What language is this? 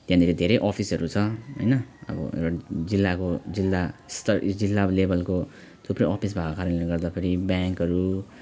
Nepali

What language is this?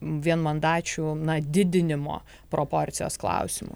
Lithuanian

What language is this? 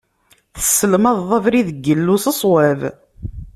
Kabyle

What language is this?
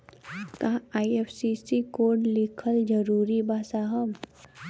Bhojpuri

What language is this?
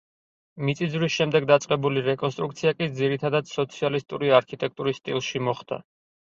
Georgian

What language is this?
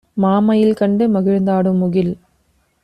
Tamil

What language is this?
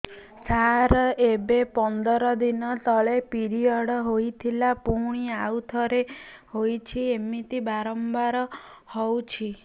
Odia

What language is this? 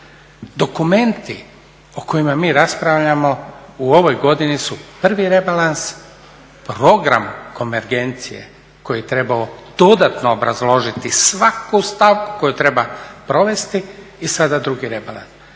Croatian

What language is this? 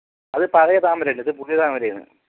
Malayalam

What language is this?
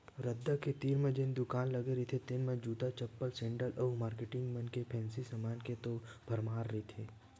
Chhattisgarhi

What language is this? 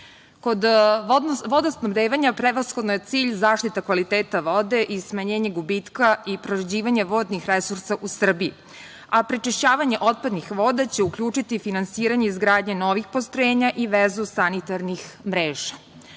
Serbian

